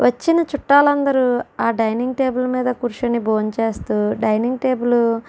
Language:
Telugu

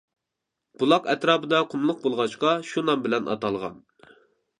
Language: Uyghur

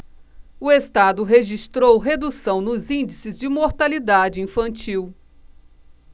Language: Portuguese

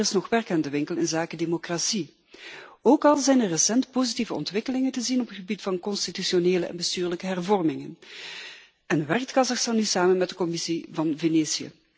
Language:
Dutch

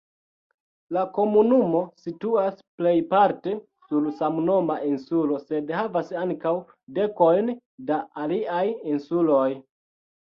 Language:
Esperanto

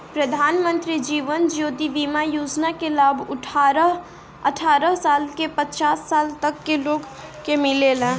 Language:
Bhojpuri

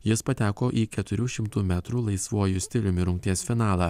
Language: Lithuanian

